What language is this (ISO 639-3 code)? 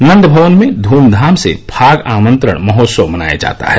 hin